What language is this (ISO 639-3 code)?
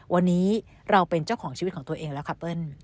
tha